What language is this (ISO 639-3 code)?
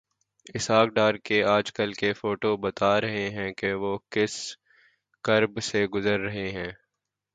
urd